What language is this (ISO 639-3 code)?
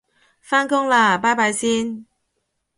yue